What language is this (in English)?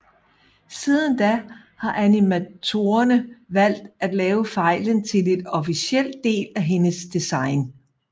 Danish